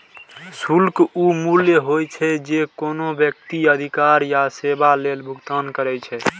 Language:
Maithili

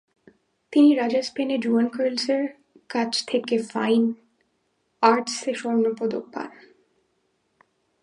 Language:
Bangla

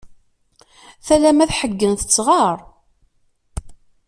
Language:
Kabyle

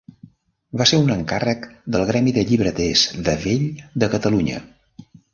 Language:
Catalan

